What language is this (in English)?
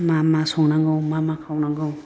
Bodo